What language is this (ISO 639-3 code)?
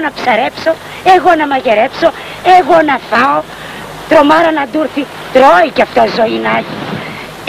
ell